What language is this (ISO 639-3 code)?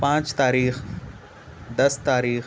urd